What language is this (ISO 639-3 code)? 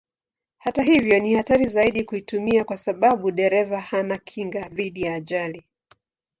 swa